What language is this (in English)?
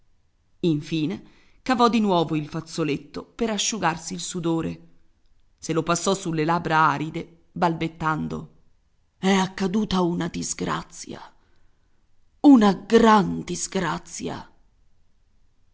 Italian